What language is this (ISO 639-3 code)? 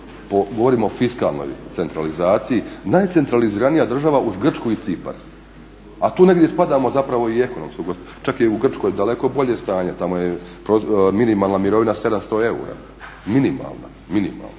hrv